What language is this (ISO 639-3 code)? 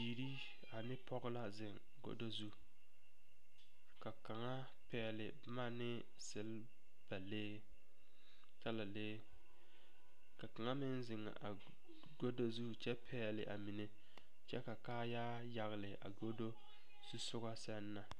dga